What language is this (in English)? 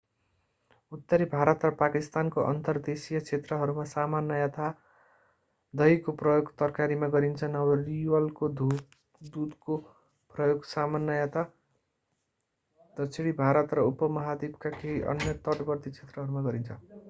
Nepali